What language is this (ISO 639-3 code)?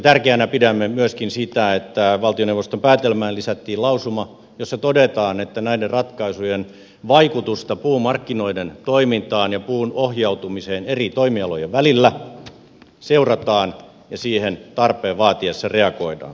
fin